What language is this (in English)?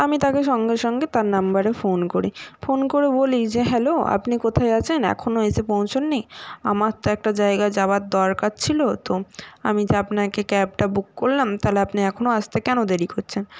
Bangla